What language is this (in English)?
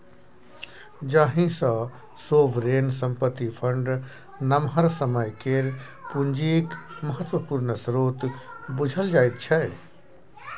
Maithili